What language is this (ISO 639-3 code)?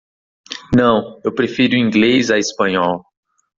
por